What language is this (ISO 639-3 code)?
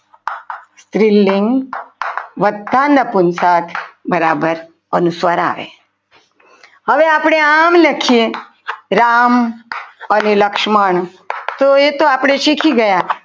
guj